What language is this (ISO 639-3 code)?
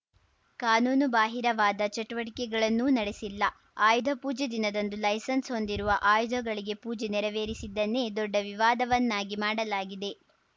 kan